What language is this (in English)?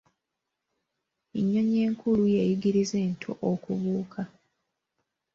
Ganda